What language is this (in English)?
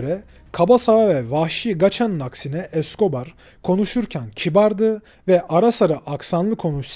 Turkish